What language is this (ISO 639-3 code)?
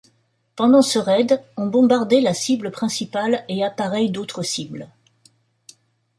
fra